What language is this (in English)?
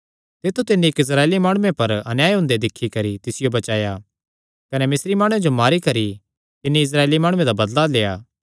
Kangri